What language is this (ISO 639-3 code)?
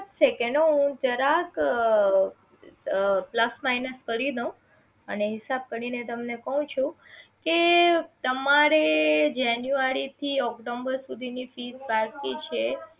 guj